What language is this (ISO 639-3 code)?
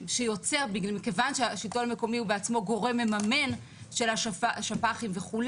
heb